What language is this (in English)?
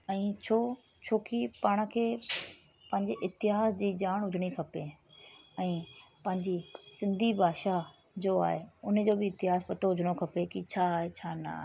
Sindhi